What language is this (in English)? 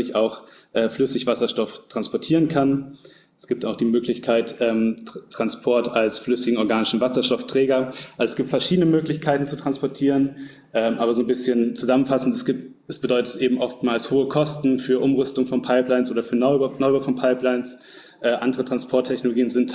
German